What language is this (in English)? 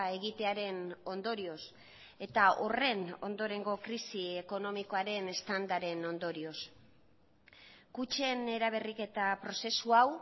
Basque